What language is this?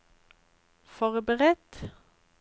Norwegian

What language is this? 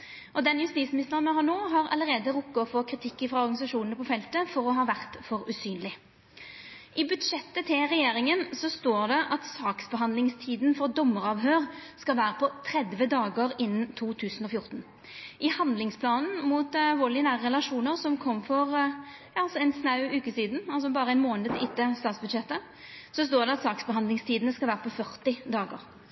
Norwegian Nynorsk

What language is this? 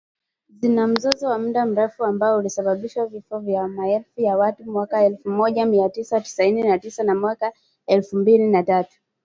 Swahili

